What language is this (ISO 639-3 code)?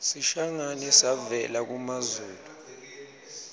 ssw